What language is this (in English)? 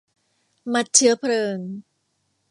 Thai